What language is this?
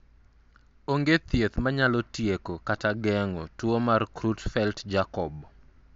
Luo (Kenya and Tanzania)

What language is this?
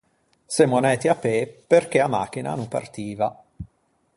Ligurian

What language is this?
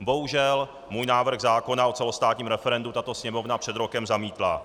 Czech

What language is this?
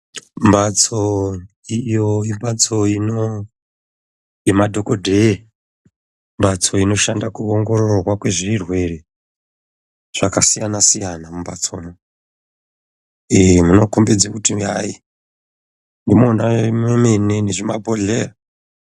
Ndau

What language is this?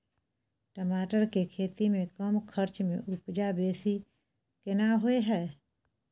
Maithili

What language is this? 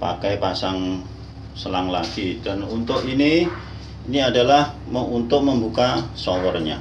Indonesian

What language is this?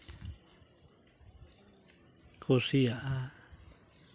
Santali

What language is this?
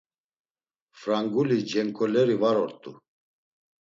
Laz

